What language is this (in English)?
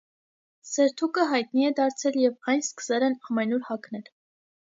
Armenian